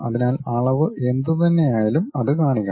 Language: Malayalam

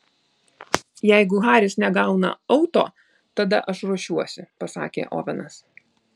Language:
Lithuanian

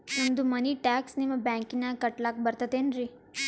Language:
Kannada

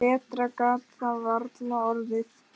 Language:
Icelandic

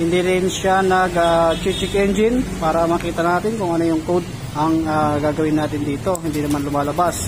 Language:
Filipino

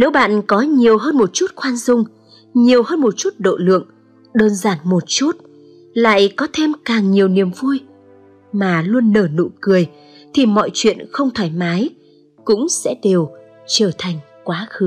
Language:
Vietnamese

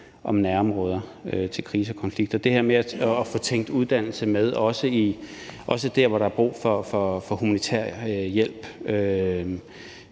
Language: Danish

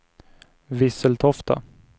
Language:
Swedish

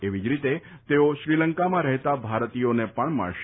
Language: Gujarati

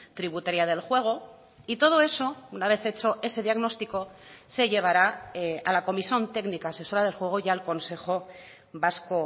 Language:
Spanish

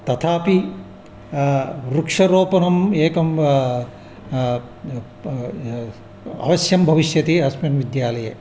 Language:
Sanskrit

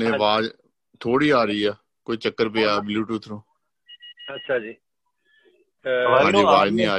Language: Punjabi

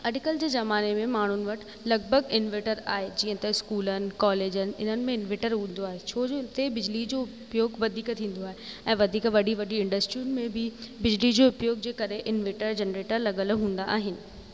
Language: Sindhi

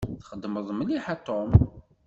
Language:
Kabyle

